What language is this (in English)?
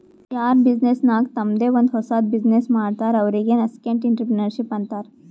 Kannada